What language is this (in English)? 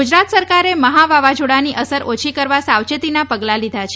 Gujarati